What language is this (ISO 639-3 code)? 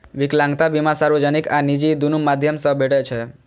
mai